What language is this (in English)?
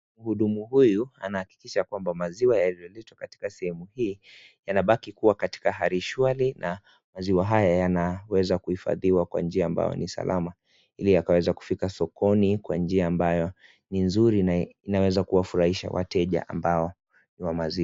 Swahili